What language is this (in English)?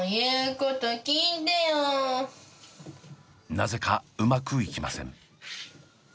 Japanese